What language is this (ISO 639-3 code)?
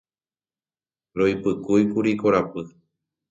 grn